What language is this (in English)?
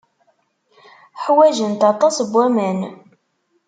Kabyle